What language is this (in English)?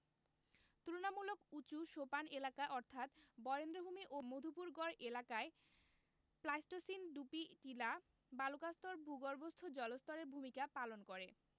Bangla